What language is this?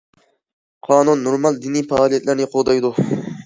Uyghur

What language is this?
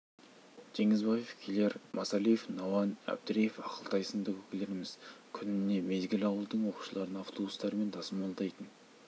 Kazakh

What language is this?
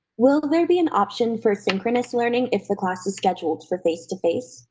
English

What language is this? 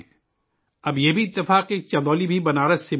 Urdu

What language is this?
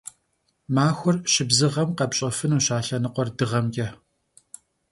Kabardian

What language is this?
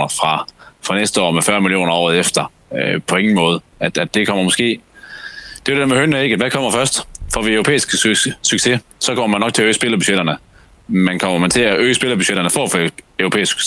Danish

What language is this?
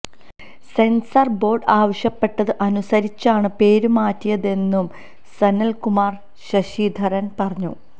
Malayalam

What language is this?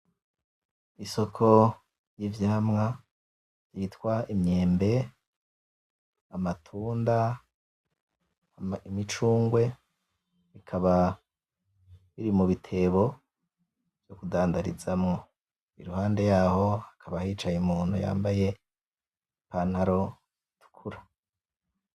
Rundi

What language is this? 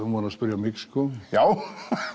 Icelandic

